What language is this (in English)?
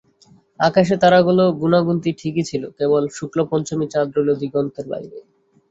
Bangla